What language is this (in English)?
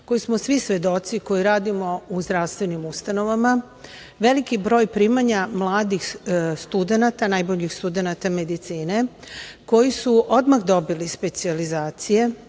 Serbian